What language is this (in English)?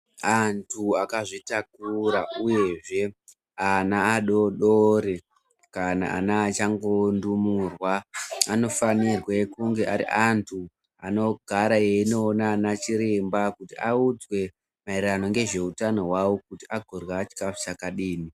Ndau